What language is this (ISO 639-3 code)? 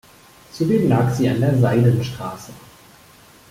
deu